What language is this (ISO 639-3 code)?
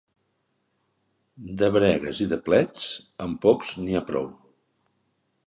cat